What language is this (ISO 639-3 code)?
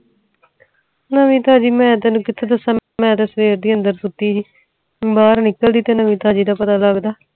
pan